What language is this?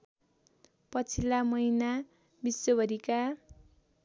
Nepali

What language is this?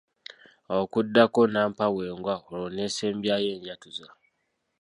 Ganda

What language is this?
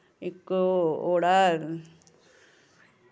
Dogri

